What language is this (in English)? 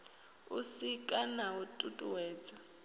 Venda